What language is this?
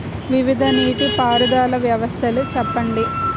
Telugu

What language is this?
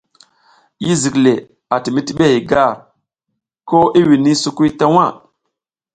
South Giziga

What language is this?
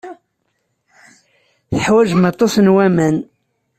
Kabyle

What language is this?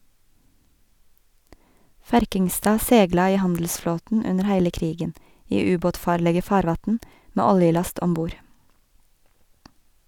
Norwegian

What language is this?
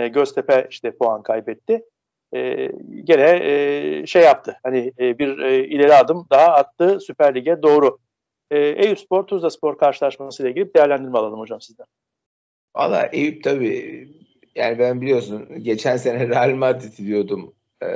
Turkish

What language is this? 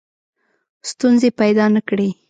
Pashto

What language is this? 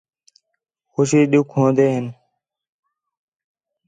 Khetrani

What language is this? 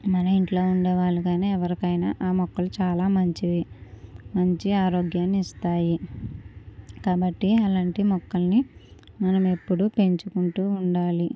Telugu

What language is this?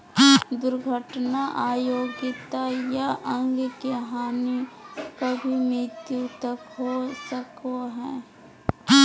Magahi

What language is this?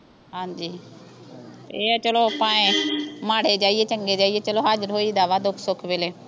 Punjabi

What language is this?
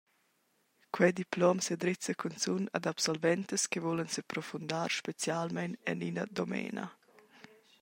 Romansh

